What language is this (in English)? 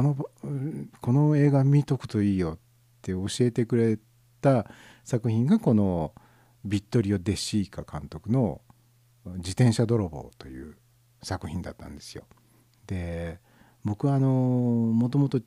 Japanese